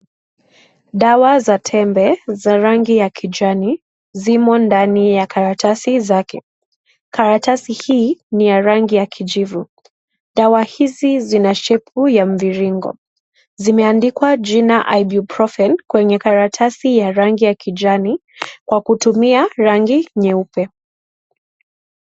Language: Swahili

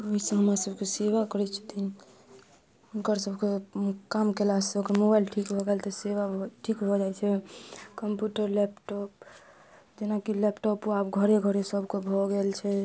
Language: Maithili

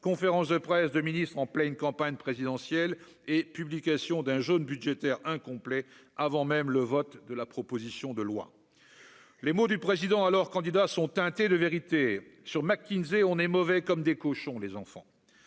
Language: French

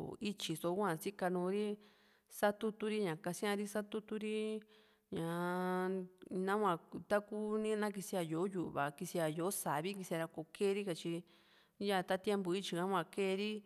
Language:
Juxtlahuaca Mixtec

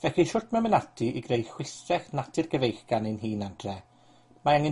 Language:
Welsh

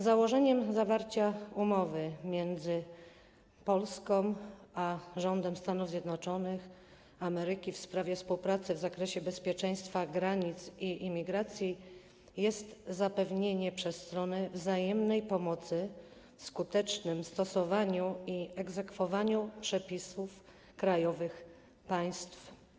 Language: Polish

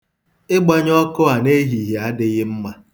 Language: Igbo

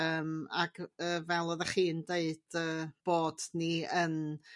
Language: Welsh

